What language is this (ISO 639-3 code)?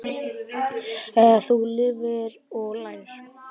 isl